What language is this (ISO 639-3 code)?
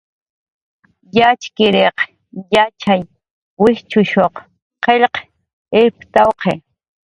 jqr